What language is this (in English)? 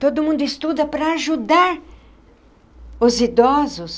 Portuguese